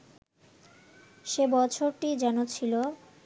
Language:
Bangla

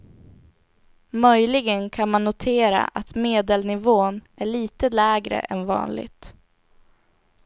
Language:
Swedish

